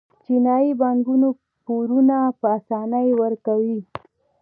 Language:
Pashto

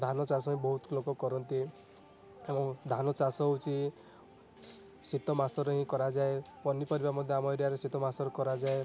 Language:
Odia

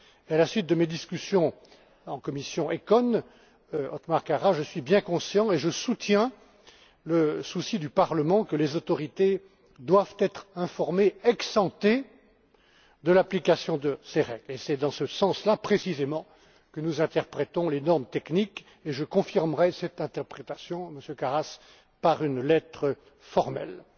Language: French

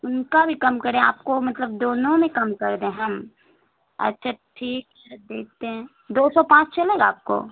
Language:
Urdu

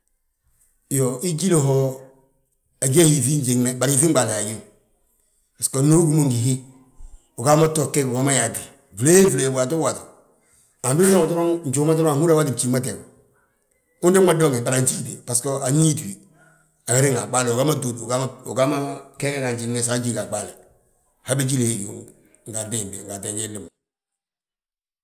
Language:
Balanta-Ganja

